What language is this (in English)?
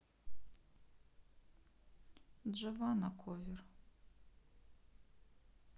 Russian